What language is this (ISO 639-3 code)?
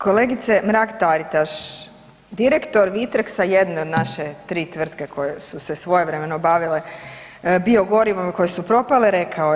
hrv